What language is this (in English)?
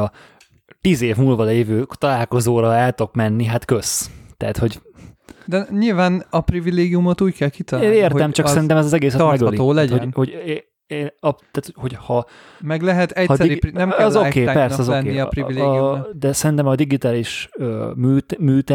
Hungarian